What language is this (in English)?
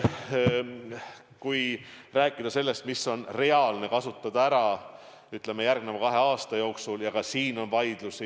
Estonian